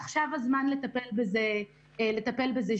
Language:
Hebrew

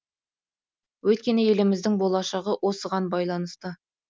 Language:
Kazakh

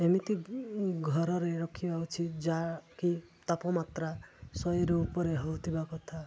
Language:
Odia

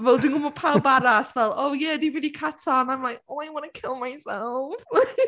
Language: Welsh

